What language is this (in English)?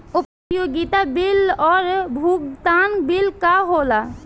Bhojpuri